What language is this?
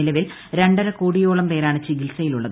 Malayalam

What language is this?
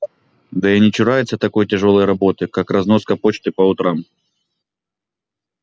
Russian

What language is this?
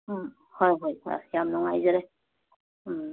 Manipuri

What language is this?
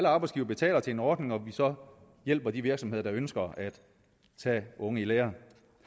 Danish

